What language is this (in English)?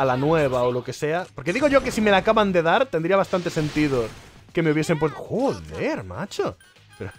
Spanish